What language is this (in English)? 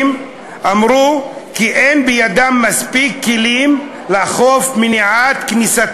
Hebrew